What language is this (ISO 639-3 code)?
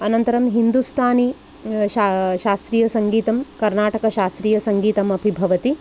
san